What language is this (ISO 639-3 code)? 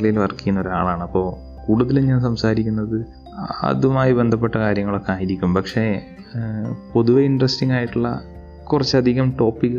mal